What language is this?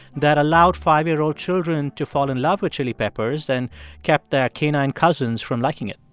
English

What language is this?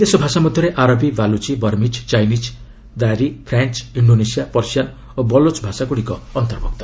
Odia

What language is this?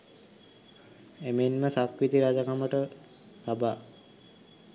Sinhala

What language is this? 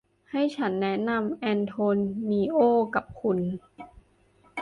Thai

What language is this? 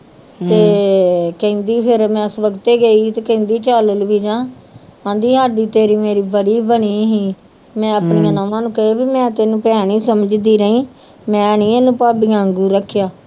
Punjabi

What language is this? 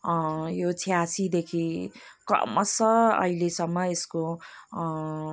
Nepali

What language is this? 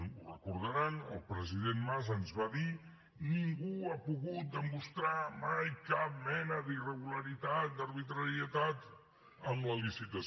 Catalan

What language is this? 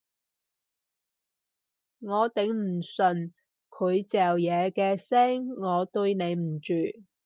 Cantonese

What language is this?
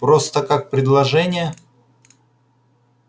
Russian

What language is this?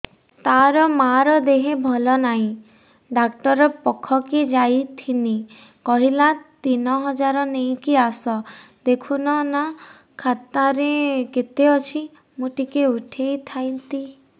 Odia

